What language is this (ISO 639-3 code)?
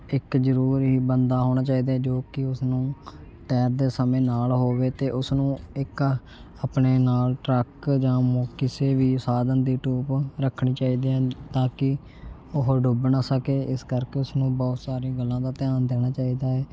pan